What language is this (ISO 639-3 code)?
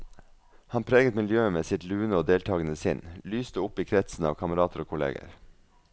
nor